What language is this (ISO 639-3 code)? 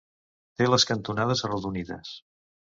cat